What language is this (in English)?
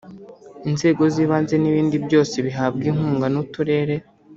Kinyarwanda